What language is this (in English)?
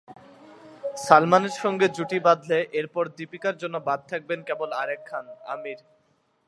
Bangla